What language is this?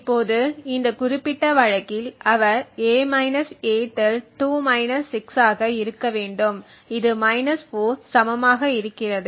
Tamil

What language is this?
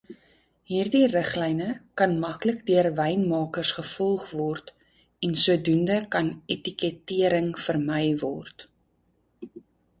Afrikaans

